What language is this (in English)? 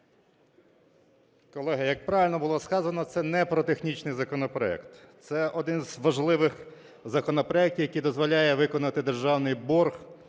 Ukrainian